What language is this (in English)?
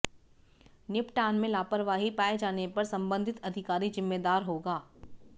Hindi